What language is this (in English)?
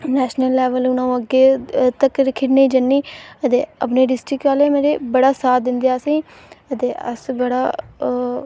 Dogri